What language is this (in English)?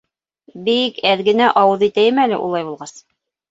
Bashkir